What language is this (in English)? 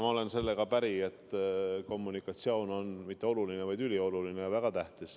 Estonian